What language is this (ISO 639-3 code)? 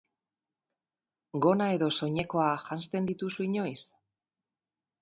eus